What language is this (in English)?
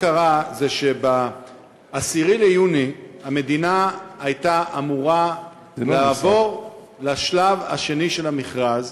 Hebrew